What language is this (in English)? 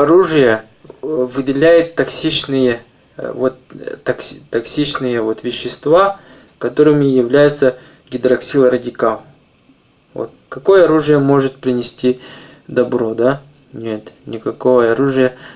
Russian